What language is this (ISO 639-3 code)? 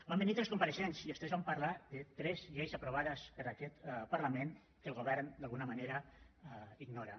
cat